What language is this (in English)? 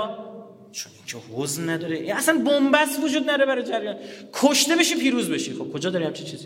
Persian